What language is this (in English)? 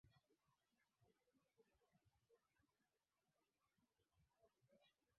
Swahili